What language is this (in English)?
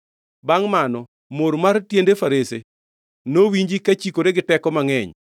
Luo (Kenya and Tanzania)